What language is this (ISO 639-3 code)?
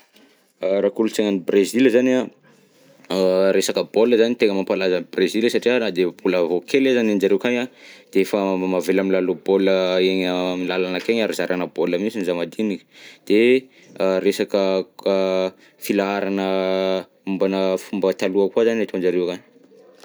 bzc